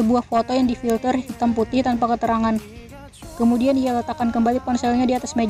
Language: Indonesian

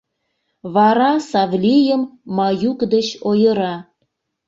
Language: Mari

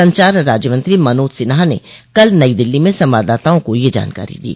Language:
Hindi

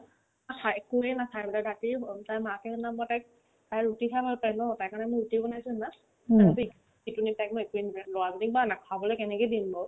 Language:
Assamese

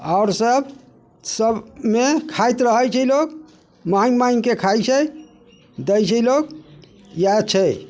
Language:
Maithili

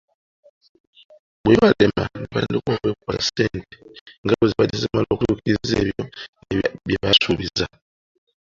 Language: Ganda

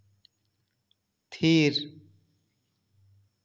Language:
Santali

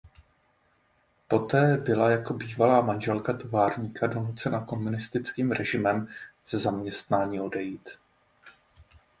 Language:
Czech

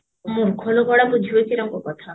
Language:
Odia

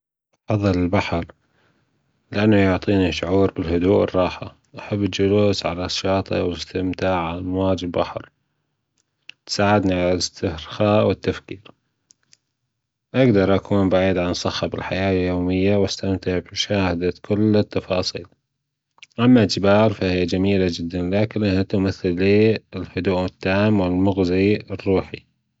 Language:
Gulf Arabic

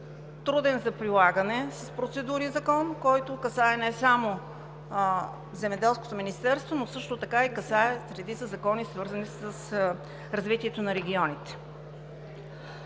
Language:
Bulgarian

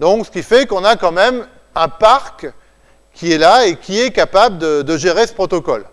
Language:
French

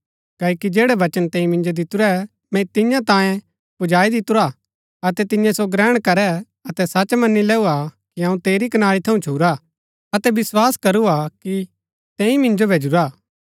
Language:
Gaddi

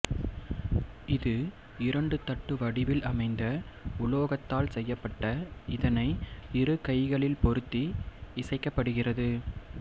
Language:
Tamil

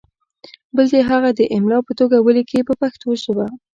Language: Pashto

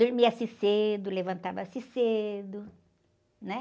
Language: Portuguese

